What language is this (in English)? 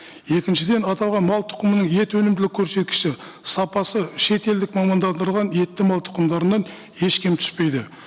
Kazakh